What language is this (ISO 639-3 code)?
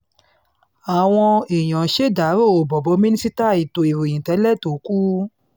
yor